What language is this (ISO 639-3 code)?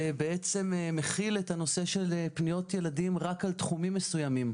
heb